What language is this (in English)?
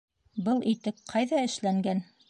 Bashkir